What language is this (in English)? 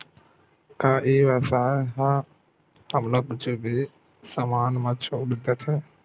Chhattisgarhi